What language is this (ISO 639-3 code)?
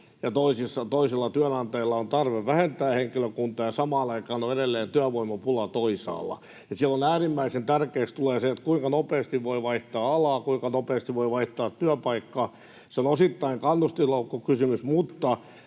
fin